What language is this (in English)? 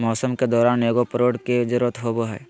Magahi